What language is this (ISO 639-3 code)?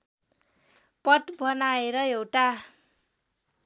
nep